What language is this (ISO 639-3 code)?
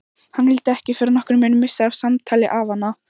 isl